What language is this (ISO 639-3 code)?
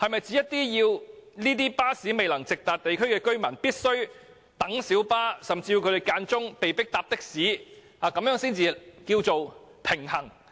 yue